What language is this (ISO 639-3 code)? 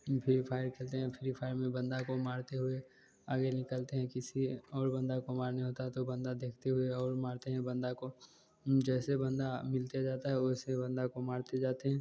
hin